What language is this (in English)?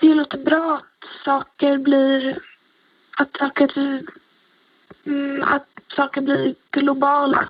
Danish